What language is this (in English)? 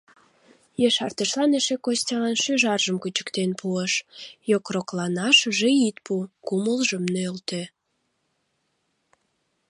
Mari